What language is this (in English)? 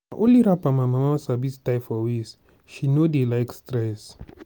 Nigerian Pidgin